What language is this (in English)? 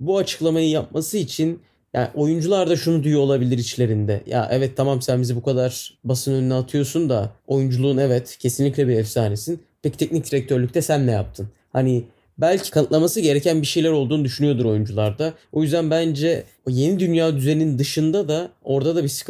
Turkish